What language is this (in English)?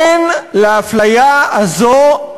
Hebrew